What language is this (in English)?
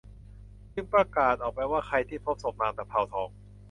Thai